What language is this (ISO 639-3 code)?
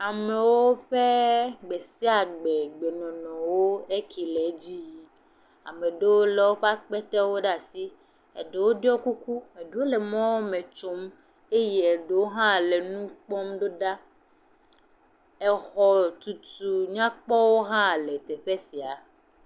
ewe